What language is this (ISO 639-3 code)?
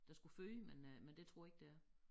dan